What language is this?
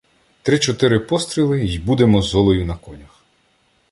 Ukrainian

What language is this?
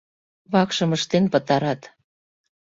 Mari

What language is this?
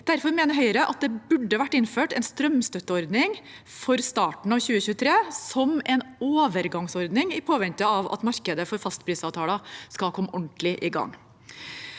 Norwegian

